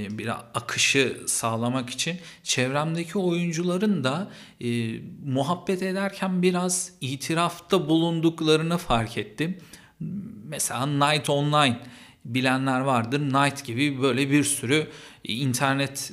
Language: Turkish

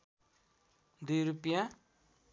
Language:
Nepali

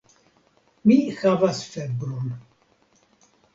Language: Esperanto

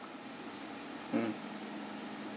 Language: English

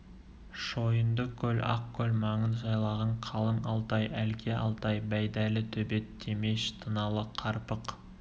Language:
Kazakh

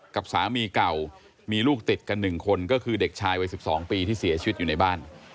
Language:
Thai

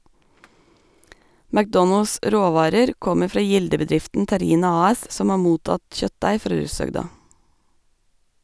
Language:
Norwegian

